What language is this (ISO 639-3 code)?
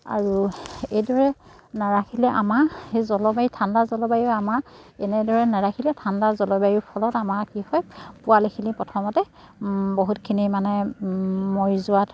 asm